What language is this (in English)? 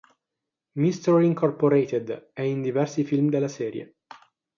Italian